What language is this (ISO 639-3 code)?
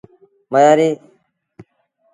sbn